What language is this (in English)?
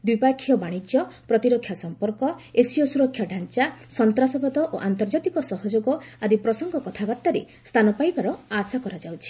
Odia